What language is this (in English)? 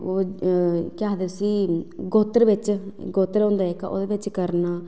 Dogri